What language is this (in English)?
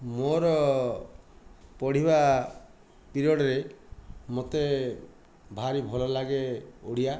Odia